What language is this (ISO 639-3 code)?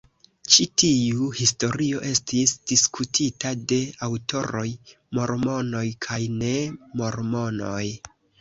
epo